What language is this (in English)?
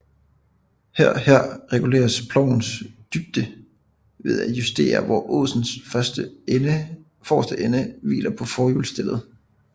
Danish